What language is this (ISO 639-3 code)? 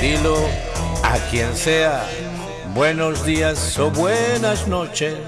spa